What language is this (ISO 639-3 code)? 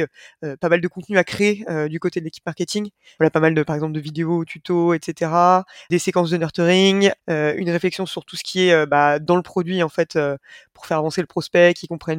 fra